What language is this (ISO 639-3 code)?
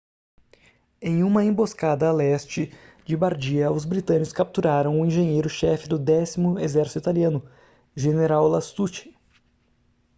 por